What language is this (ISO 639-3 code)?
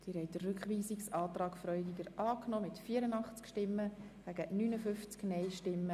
gsw